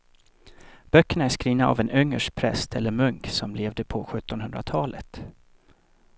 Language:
Swedish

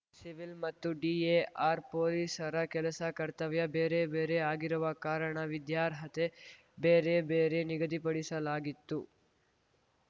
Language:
Kannada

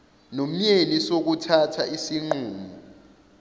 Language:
Zulu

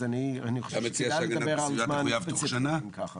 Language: Hebrew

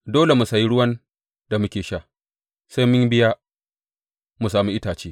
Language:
Hausa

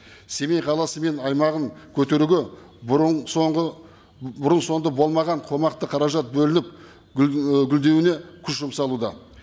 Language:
Kazakh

